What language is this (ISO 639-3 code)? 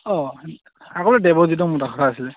asm